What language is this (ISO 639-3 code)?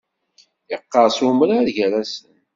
kab